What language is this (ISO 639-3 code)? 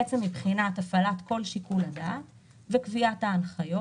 heb